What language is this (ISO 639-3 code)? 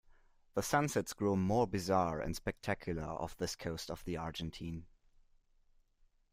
eng